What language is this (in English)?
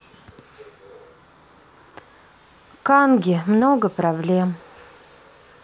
Russian